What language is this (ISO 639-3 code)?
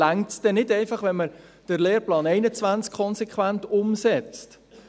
gsw